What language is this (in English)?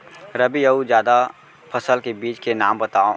Chhattisgarhi